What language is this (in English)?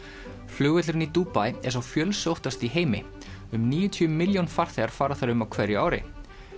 Icelandic